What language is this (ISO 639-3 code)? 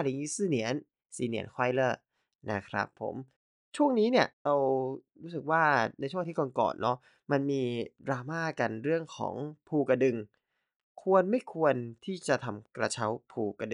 tha